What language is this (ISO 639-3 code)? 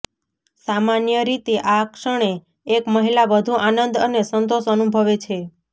guj